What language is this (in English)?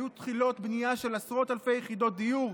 Hebrew